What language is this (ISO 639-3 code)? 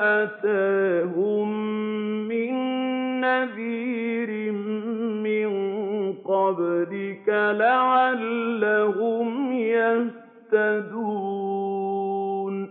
ara